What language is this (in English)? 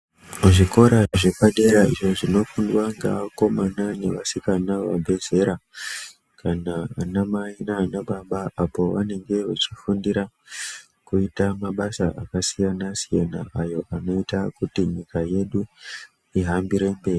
Ndau